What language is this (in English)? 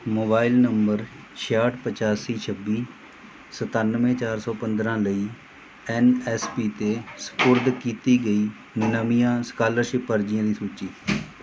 Punjabi